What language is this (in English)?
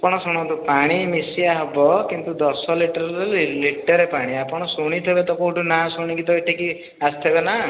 Odia